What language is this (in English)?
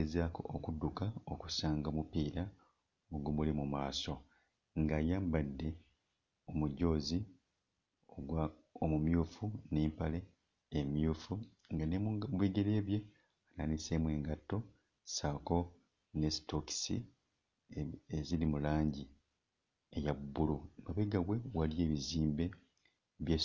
Ganda